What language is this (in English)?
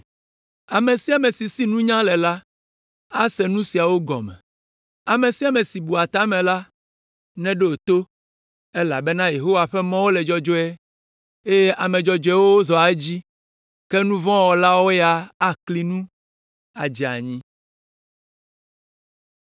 Ewe